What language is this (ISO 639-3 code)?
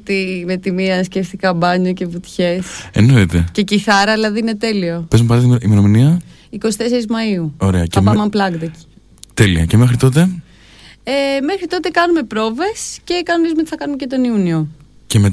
ell